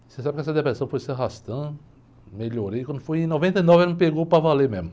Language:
Portuguese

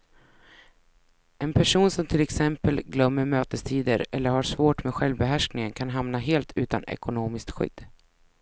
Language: Swedish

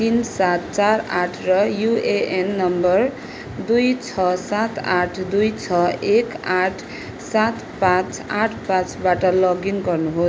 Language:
Nepali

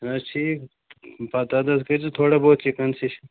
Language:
Kashmiri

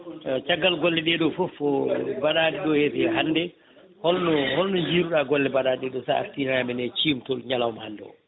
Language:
Fula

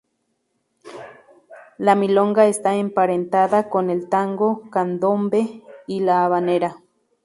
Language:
Spanish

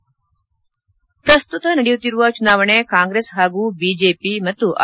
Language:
Kannada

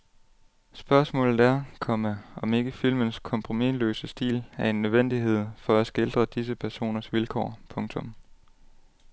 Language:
Danish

